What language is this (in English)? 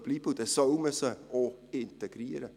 Swiss German